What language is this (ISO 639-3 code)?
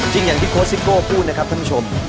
tha